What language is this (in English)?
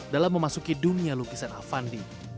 Indonesian